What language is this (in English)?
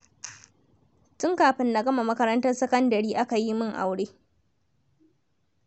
Hausa